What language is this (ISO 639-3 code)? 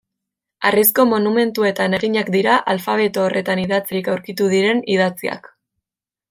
eus